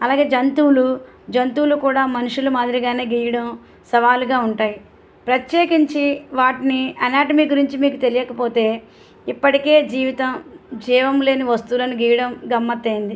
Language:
Telugu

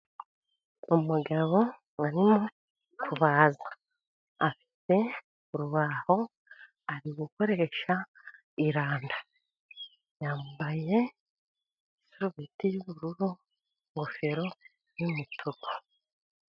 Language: Kinyarwanda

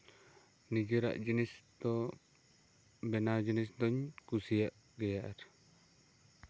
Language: Santali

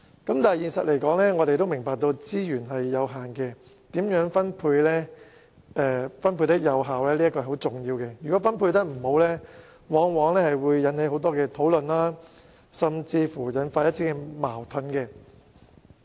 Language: Cantonese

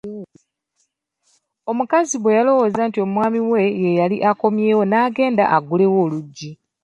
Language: Ganda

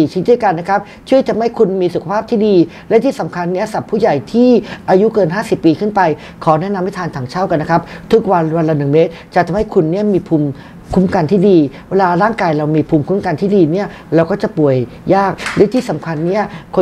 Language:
Thai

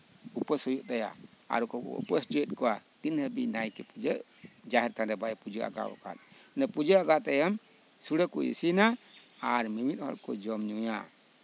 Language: Santali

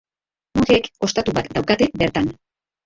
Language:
Basque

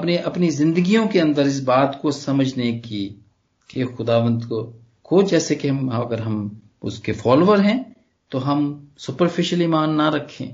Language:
Punjabi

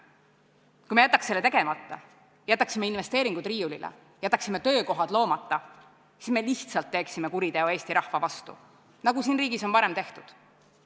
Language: Estonian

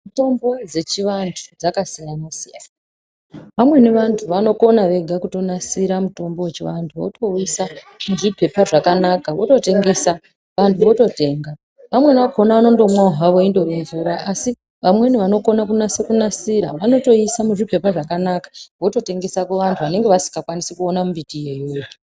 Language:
Ndau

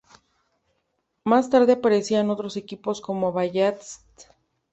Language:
Spanish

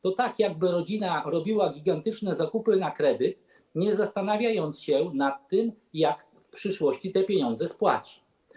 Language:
Polish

